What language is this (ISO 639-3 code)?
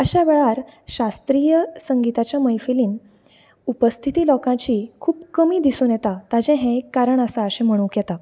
kok